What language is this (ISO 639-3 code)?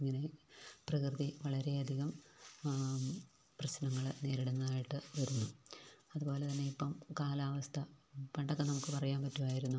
mal